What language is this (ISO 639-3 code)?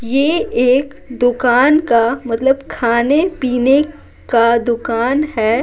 hin